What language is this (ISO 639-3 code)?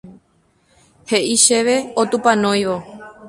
grn